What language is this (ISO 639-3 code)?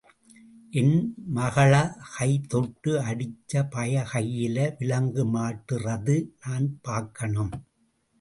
tam